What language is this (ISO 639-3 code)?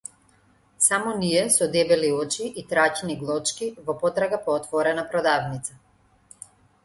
mkd